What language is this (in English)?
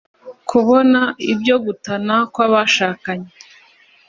Kinyarwanda